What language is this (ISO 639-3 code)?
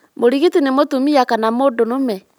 kik